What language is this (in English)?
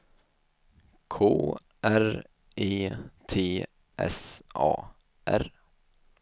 Swedish